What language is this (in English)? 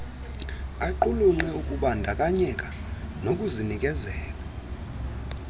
Xhosa